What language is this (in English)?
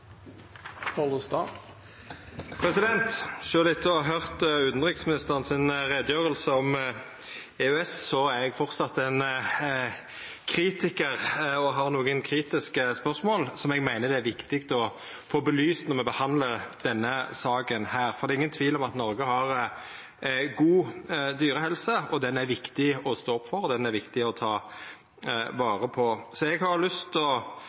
Norwegian Nynorsk